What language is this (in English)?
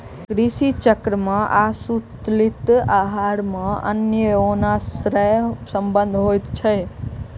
Maithili